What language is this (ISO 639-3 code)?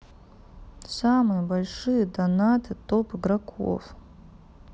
rus